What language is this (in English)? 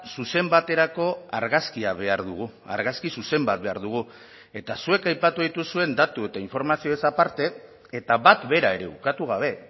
Basque